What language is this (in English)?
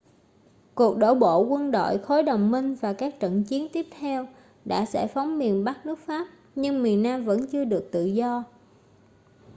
Vietnamese